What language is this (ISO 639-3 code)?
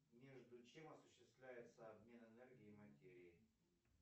rus